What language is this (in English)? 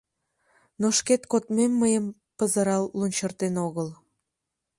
Mari